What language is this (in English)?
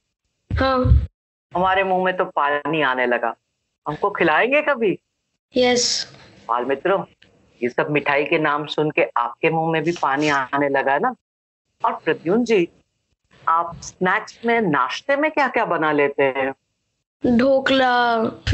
Hindi